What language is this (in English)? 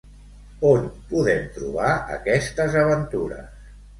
Catalan